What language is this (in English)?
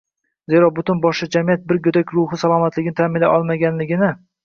Uzbek